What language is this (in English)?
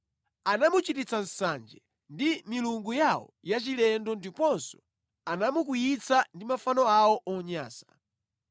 Nyanja